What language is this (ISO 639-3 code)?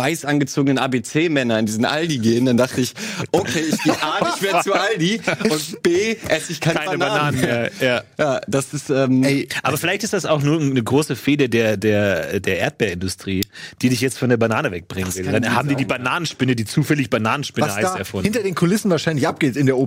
deu